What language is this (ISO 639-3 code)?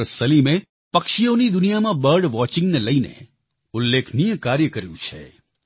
guj